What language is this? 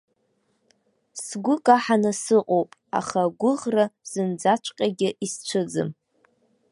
Abkhazian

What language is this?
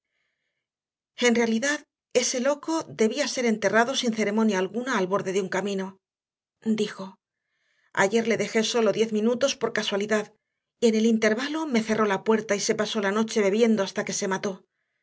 Spanish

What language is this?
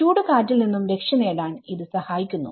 Malayalam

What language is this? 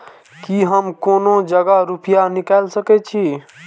Maithili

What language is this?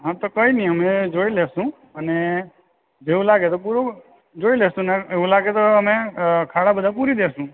Gujarati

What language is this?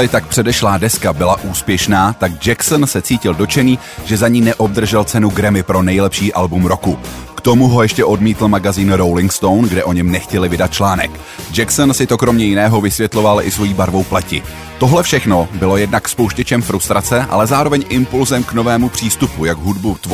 Czech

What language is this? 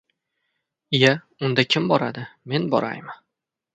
Uzbek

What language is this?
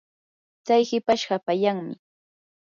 Yanahuanca Pasco Quechua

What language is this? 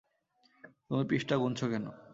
Bangla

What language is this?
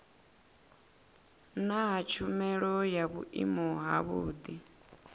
Venda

